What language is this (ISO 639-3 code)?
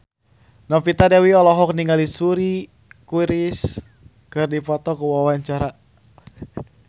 sun